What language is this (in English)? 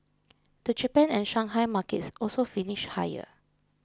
English